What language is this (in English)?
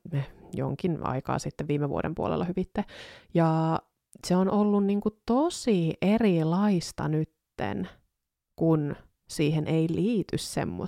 Finnish